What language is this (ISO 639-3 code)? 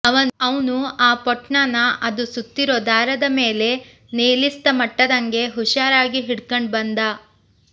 kan